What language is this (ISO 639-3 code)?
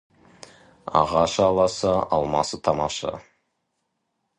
kaz